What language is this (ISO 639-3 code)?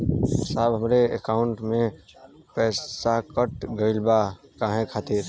bho